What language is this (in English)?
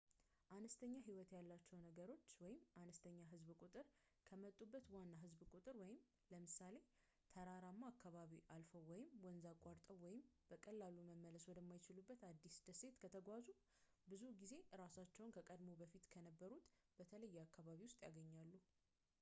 Amharic